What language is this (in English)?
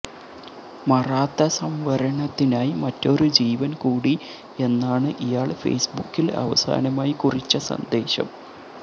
Malayalam